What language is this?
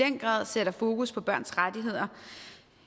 Danish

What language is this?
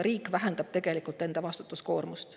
Estonian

